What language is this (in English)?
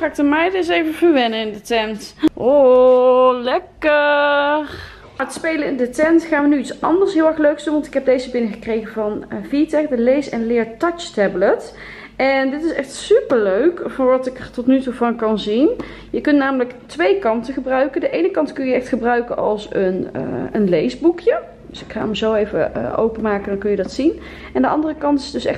Dutch